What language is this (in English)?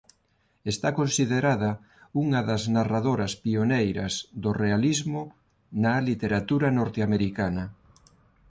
Galician